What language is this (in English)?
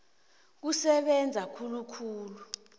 South Ndebele